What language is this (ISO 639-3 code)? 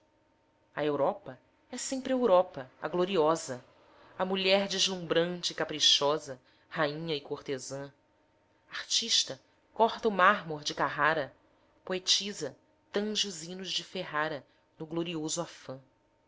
por